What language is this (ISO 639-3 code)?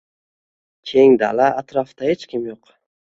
uzb